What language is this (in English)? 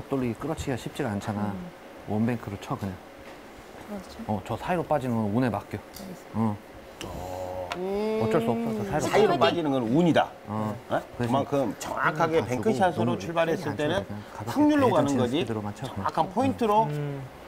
Korean